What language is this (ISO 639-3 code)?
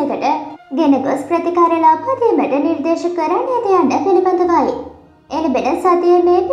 tur